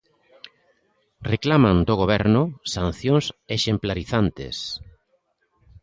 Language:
Galician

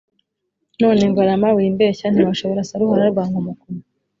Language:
Kinyarwanda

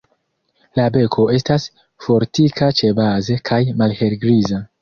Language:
Esperanto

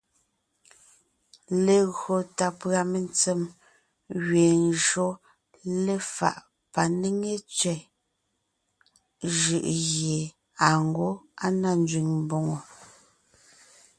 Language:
Ngiemboon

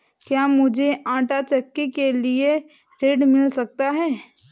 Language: Hindi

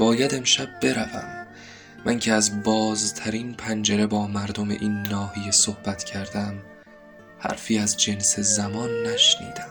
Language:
Persian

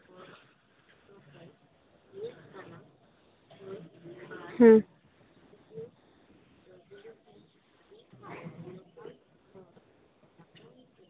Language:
Santali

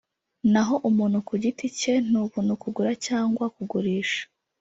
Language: Kinyarwanda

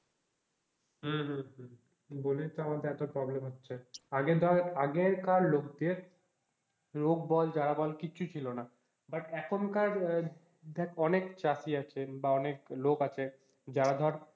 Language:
Bangla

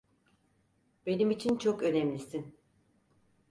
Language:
Turkish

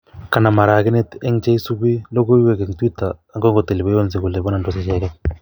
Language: Kalenjin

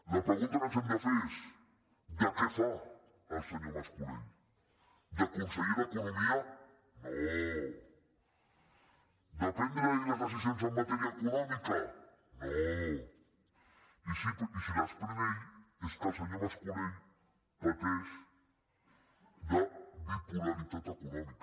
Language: Catalan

